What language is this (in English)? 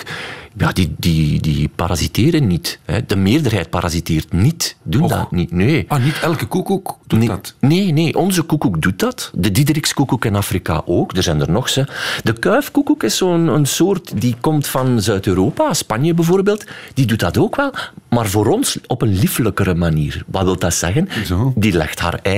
Dutch